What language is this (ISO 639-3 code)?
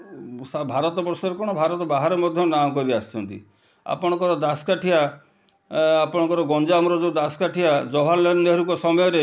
ori